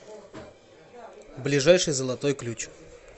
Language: Russian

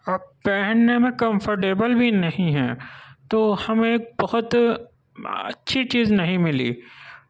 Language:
Urdu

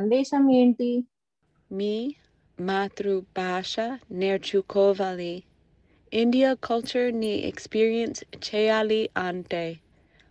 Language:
Telugu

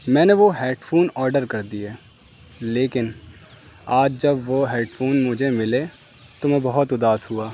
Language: Urdu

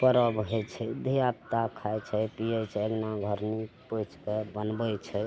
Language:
Maithili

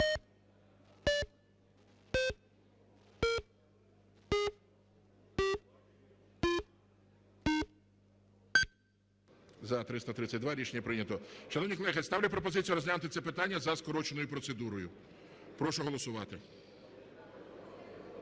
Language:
Ukrainian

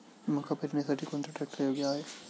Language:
Marathi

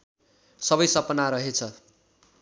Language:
Nepali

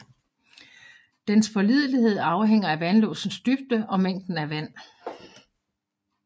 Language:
Danish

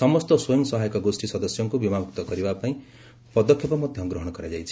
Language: Odia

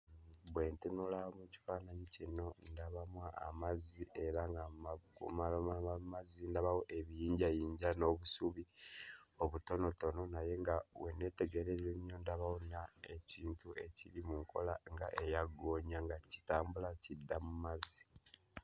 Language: Ganda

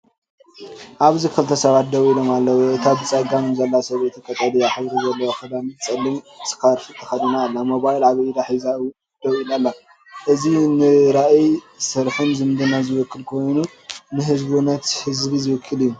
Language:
Tigrinya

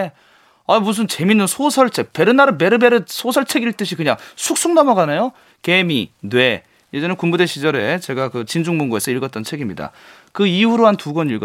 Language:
Korean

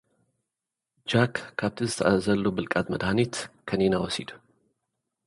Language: Tigrinya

